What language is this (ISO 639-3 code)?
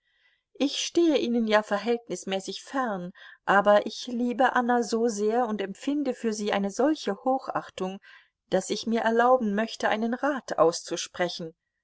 deu